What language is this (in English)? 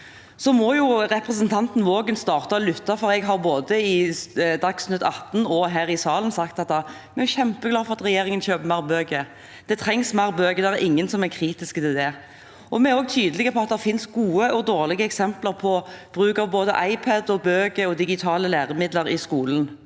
Norwegian